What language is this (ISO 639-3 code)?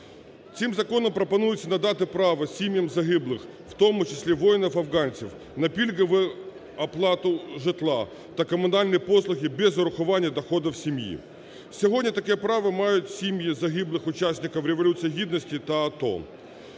ukr